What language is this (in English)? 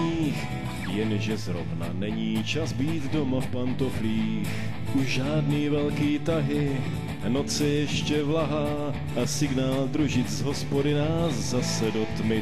Czech